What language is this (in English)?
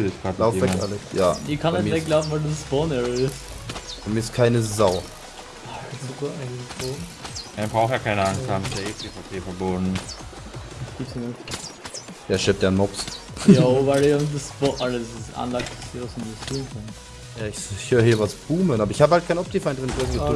German